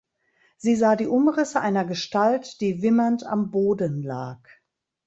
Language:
German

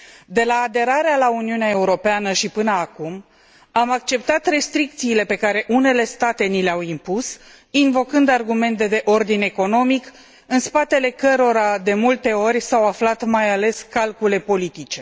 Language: Romanian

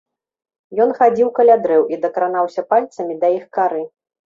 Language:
Belarusian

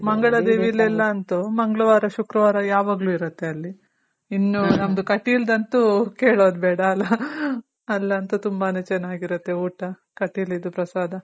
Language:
Kannada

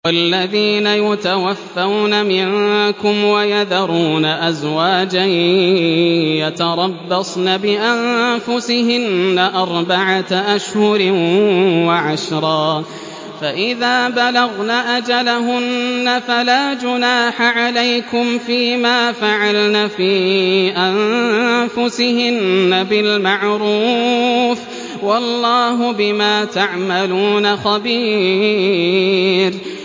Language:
Arabic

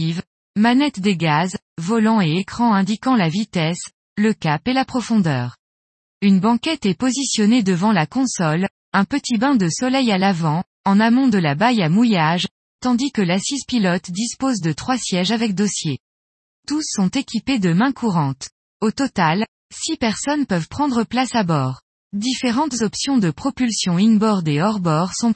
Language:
French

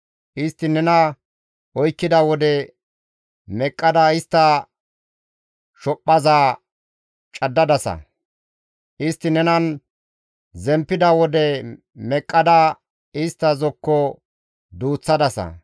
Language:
Gamo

